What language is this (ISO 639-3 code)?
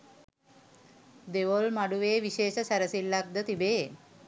sin